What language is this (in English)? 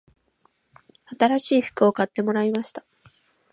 Japanese